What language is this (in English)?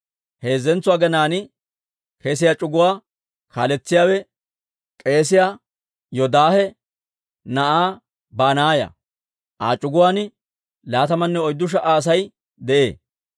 Dawro